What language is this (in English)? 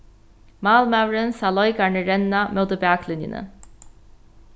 Faroese